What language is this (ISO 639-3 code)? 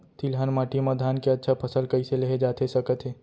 hne